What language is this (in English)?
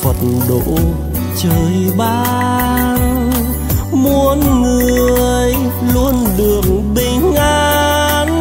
Vietnamese